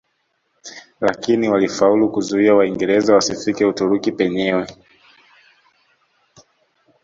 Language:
Swahili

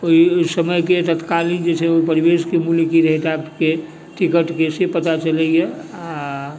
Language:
Maithili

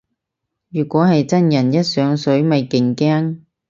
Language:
Cantonese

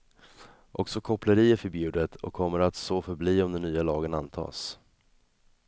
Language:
Swedish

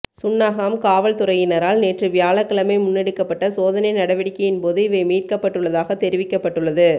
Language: Tamil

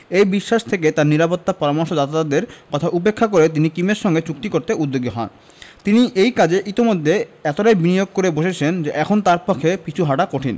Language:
Bangla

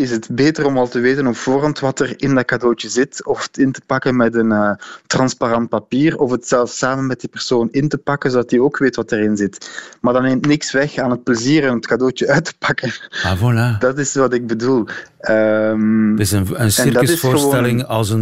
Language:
Dutch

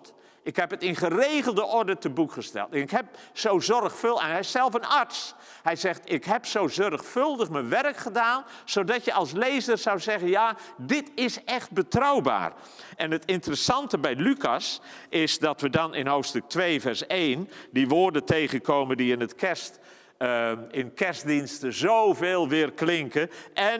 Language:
Dutch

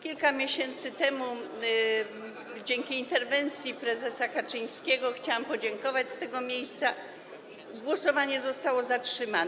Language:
Polish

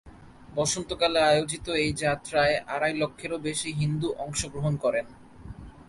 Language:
Bangla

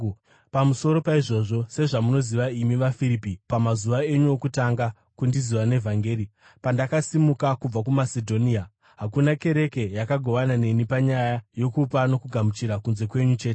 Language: Shona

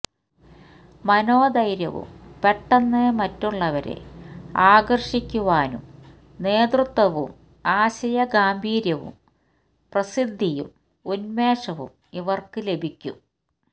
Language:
Malayalam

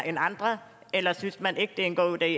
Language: Danish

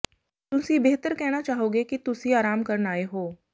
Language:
Punjabi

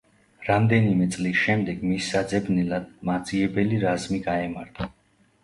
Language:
Georgian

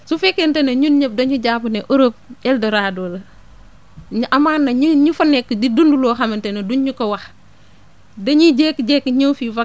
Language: Wolof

